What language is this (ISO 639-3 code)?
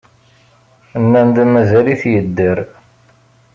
kab